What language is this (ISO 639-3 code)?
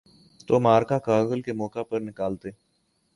urd